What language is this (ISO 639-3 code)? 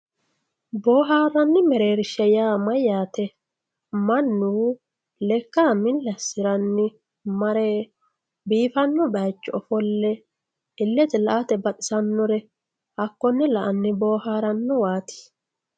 sid